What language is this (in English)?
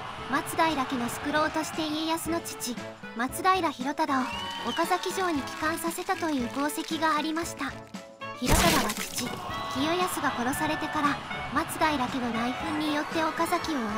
Japanese